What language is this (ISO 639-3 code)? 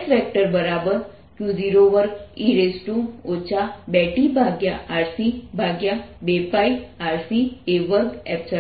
guj